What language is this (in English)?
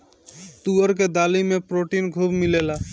Bhojpuri